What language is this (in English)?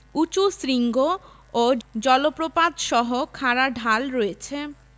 Bangla